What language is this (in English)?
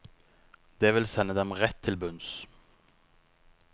Norwegian